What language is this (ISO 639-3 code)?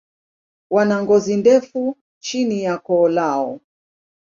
swa